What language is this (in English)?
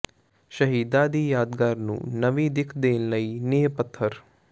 Punjabi